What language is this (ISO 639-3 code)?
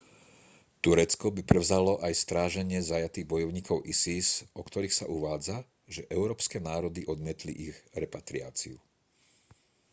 slk